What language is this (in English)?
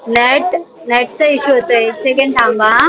Marathi